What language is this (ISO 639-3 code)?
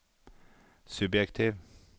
nor